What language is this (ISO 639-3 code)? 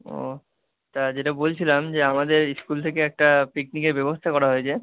ben